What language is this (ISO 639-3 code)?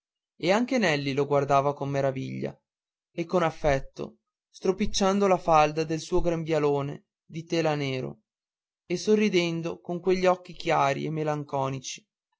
ita